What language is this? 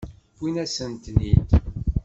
Kabyle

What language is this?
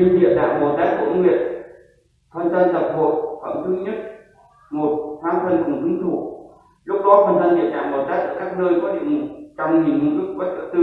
Vietnamese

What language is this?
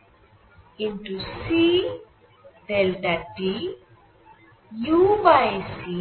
Bangla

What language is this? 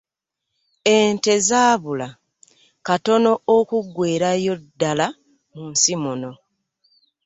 Ganda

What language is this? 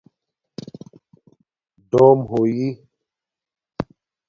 Domaaki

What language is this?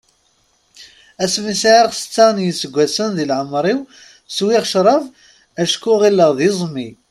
Kabyle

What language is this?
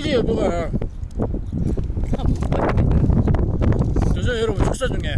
Korean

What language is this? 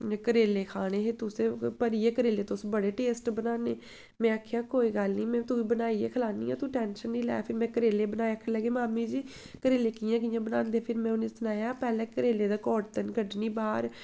Dogri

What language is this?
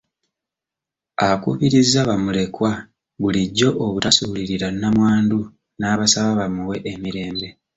Ganda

